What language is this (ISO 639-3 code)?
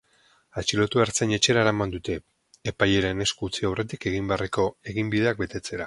eus